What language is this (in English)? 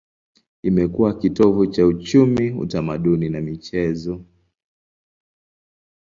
Swahili